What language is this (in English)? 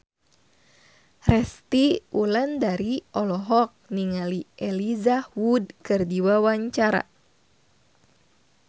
Sundanese